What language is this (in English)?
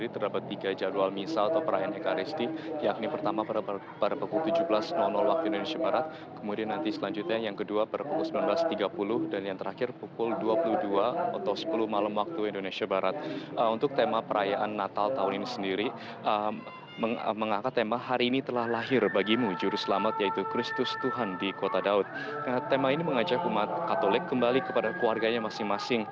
Indonesian